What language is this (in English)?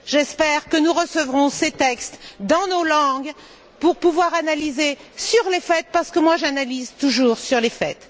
French